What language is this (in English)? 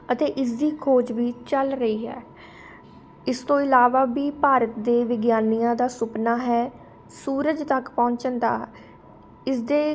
Punjabi